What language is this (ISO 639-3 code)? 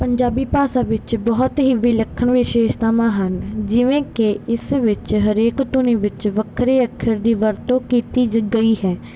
pan